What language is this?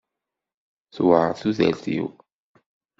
Kabyle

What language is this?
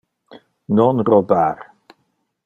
Interlingua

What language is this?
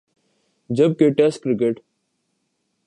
Urdu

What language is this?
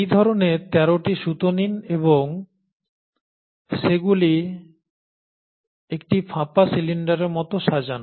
Bangla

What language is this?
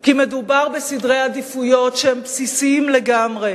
Hebrew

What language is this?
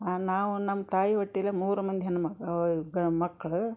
Kannada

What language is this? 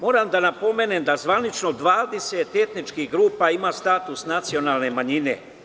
Serbian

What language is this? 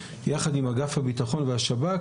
Hebrew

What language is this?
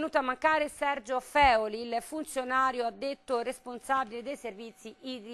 Italian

